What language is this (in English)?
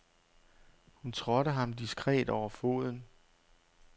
Danish